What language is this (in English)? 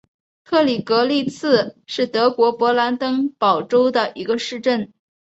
Chinese